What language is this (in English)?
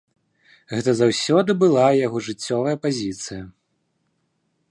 Belarusian